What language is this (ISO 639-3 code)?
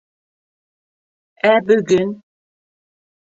bak